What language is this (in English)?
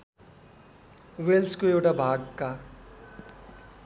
Nepali